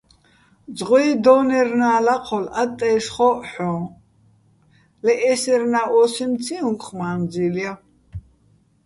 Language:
Bats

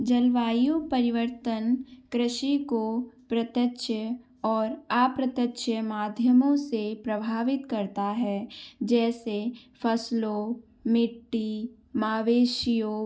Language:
Hindi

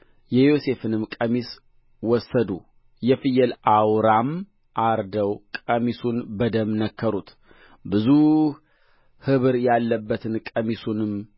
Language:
Amharic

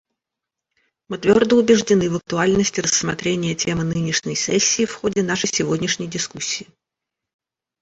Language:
Russian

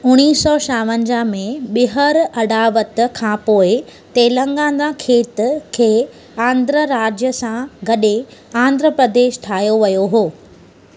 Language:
Sindhi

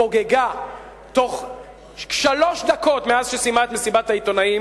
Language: Hebrew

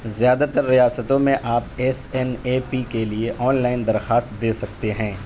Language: Urdu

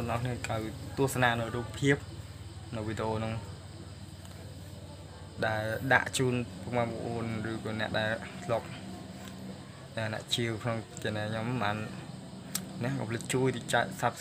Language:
Vietnamese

